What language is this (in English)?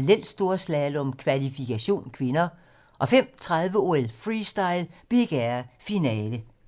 Danish